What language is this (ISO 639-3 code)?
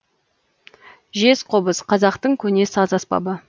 kaz